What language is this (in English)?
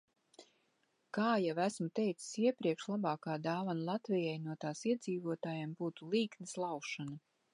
Latvian